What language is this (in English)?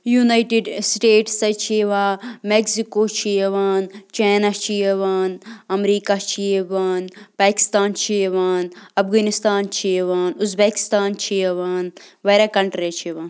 Kashmiri